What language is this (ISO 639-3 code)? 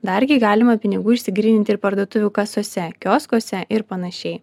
lit